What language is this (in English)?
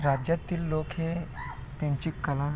Marathi